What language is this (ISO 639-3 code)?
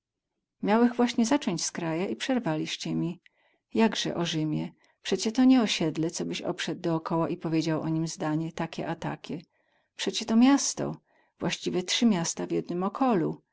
pol